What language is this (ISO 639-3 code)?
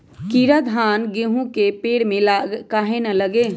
mag